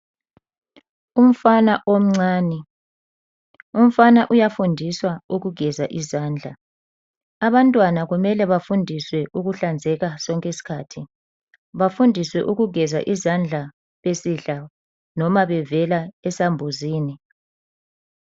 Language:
North Ndebele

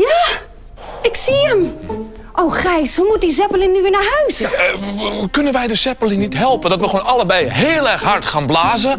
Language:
Dutch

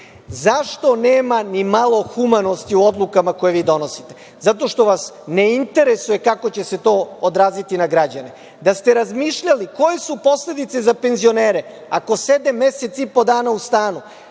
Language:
Serbian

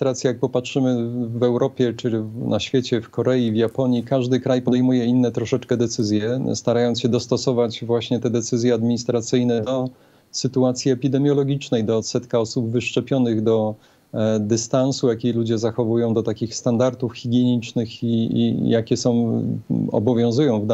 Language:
Polish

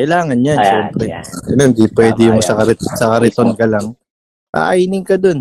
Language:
Filipino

